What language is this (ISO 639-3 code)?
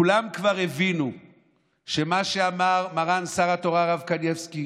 heb